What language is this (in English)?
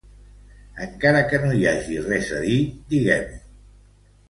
Catalan